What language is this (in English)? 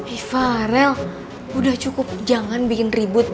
Indonesian